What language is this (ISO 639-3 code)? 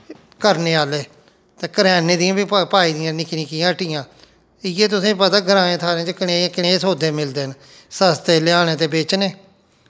doi